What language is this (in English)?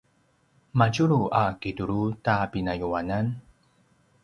Paiwan